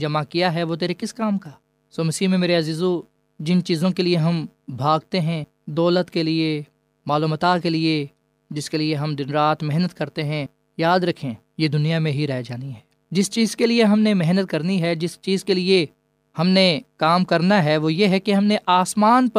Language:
Urdu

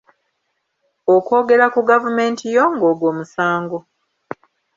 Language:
Ganda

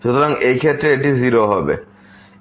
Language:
Bangla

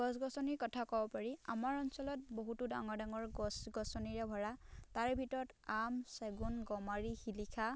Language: Assamese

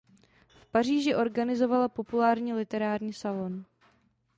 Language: Czech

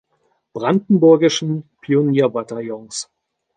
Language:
German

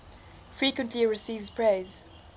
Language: English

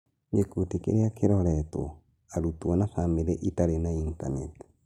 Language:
Kikuyu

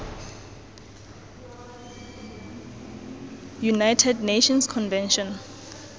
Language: Tswana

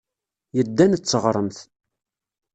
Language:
Kabyle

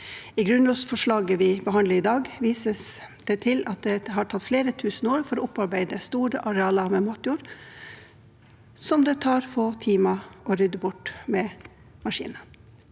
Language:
Norwegian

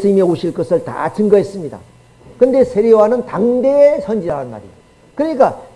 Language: Korean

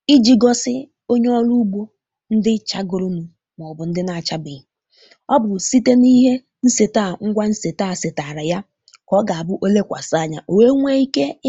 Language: Igbo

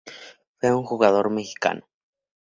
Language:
Spanish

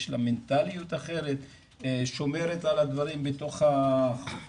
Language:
Hebrew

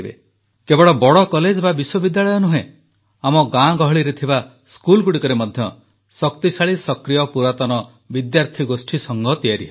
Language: Odia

